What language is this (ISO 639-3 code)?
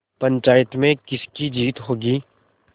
hin